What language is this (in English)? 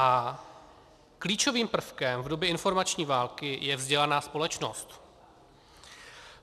Czech